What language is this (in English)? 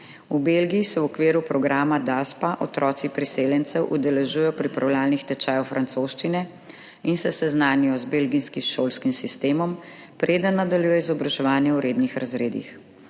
Slovenian